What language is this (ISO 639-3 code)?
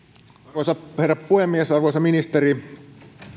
fin